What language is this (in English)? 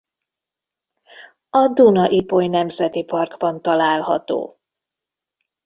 Hungarian